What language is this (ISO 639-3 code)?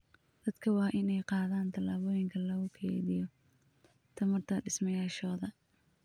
som